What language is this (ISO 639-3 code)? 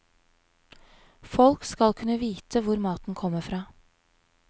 nor